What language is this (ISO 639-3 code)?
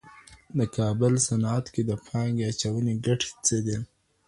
pus